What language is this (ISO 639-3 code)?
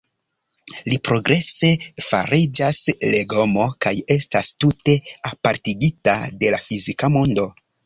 epo